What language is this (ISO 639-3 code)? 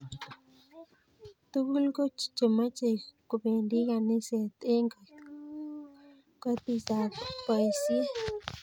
kln